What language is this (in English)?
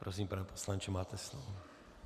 Czech